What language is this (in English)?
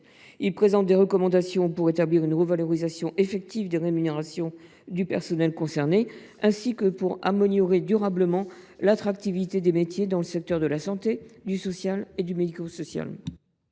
French